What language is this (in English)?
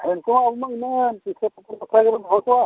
Santali